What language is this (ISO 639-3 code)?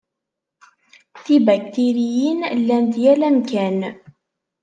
kab